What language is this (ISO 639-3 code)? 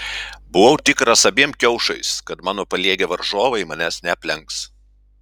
lit